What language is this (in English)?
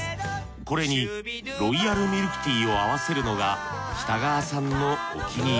Japanese